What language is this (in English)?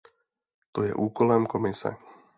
Czech